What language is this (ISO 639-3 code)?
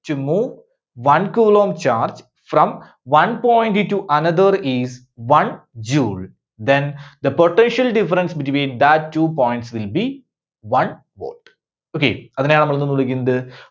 mal